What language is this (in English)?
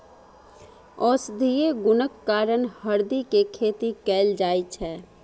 Maithili